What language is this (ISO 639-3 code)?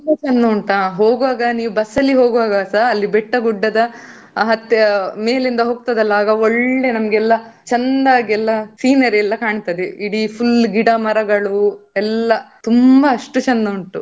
kan